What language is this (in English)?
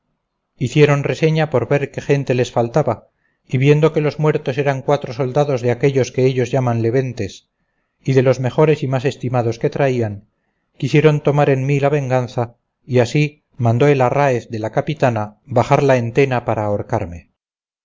Spanish